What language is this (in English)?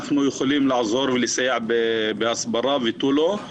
Hebrew